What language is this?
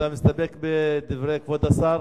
Hebrew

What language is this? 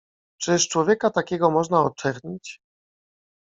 Polish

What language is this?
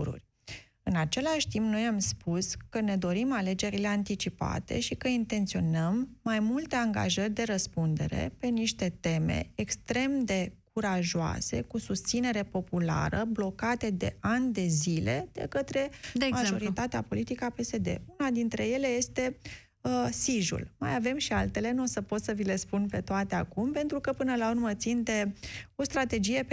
Romanian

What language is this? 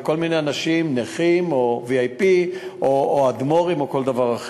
Hebrew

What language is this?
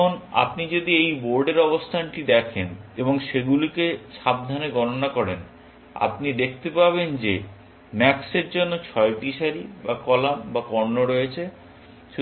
Bangla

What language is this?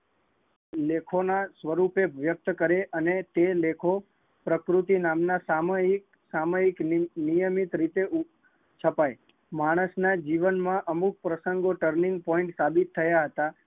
Gujarati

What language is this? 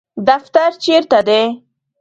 Pashto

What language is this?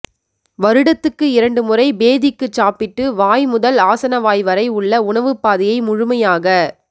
Tamil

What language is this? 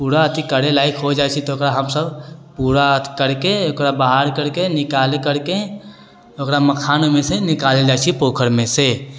Maithili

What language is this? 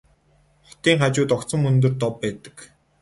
Mongolian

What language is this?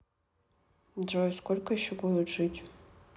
Russian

